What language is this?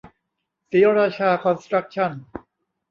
Thai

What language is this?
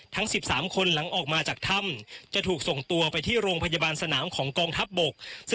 Thai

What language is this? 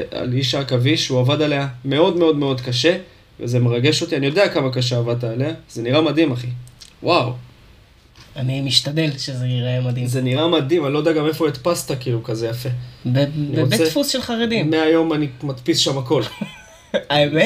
Hebrew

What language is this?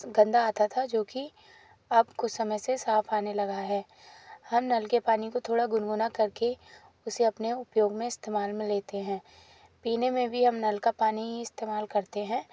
Hindi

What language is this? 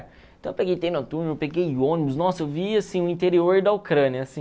Portuguese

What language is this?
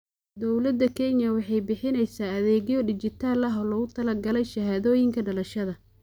Somali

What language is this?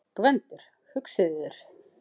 Icelandic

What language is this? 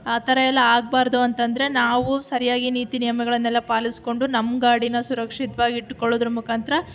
Kannada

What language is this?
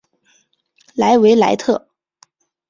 Chinese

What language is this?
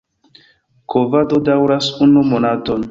Esperanto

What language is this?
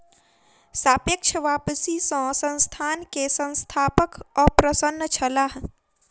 Maithili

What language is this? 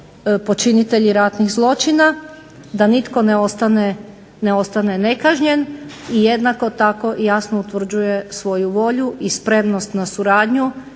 Croatian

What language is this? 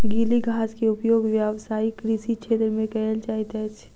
Maithili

